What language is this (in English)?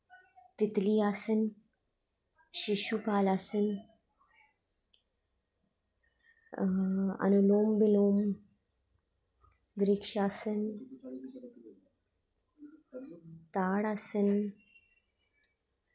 Dogri